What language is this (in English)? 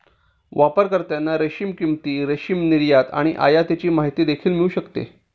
Marathi